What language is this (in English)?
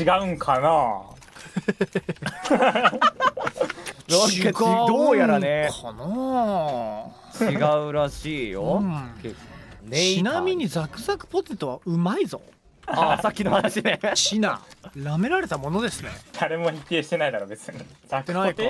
Japanese